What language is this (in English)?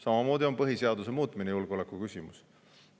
Estonian